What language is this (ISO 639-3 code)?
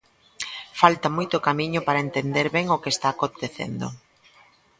glg